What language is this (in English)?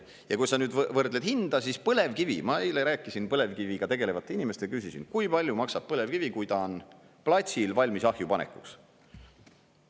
Estonian